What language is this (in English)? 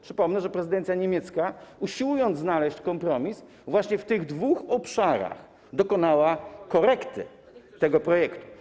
Polish